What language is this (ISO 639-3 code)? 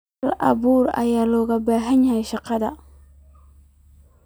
som